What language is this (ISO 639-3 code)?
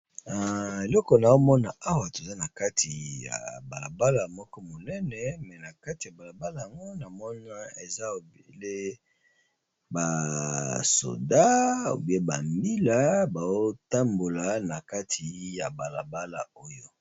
lin